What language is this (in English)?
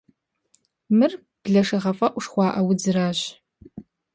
Kabardian